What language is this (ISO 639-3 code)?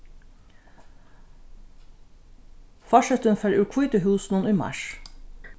fao